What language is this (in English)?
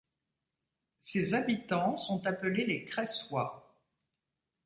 French